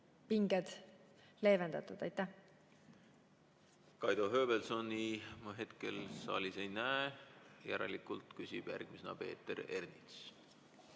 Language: Estonian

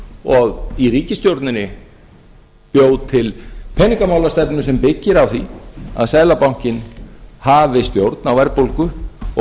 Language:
Icelandic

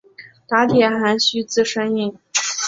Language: Chinese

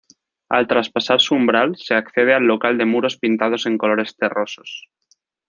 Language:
Spanish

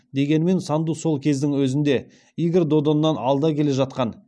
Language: Kazakh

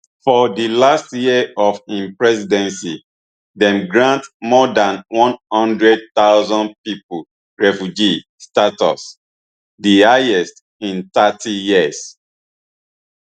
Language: Nigerian Pidgin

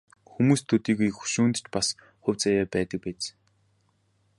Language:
Mongolian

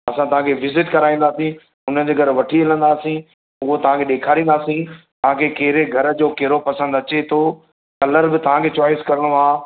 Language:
Sindhi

